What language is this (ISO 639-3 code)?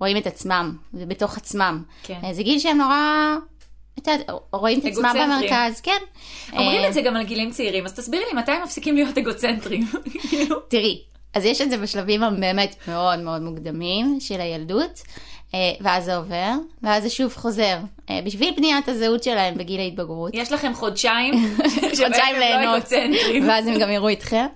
heb